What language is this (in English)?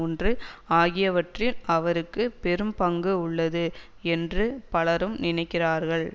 Tamil